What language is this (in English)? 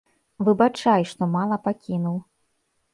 Belarusian